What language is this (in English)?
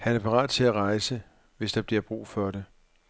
Danish